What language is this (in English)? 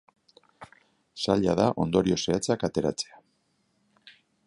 Basque